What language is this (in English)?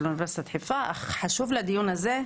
Hebrew